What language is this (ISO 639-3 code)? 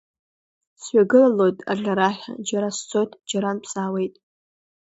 abk